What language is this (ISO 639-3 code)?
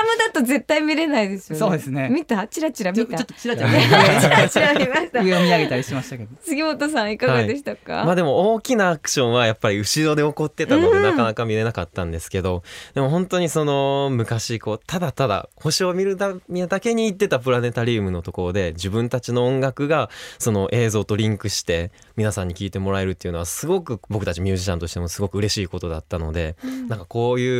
jpn